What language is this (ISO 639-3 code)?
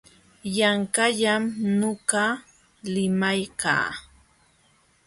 qxw